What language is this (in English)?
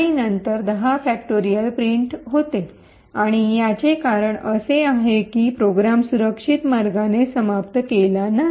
Marathi